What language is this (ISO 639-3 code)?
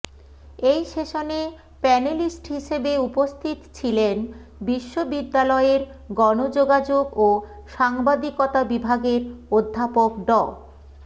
ben